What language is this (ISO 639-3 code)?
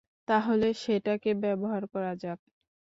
ben